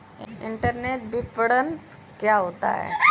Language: Hindi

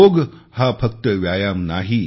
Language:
Marathi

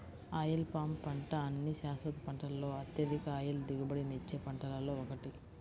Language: Telugu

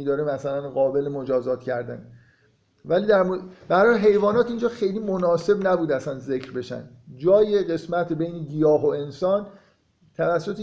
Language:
Persian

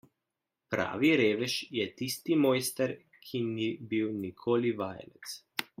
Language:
Slovenian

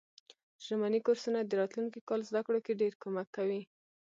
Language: Pashto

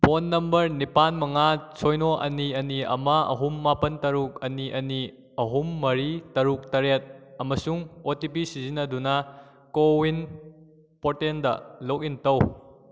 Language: Manipuri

